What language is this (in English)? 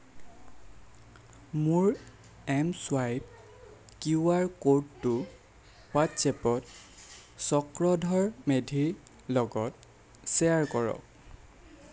Assamese